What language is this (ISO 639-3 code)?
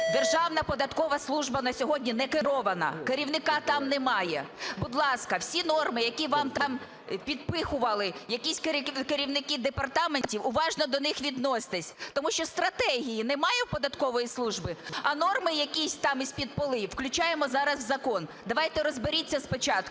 ukr